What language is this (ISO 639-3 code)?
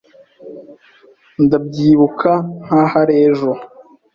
kin